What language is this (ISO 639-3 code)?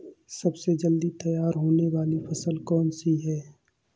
hin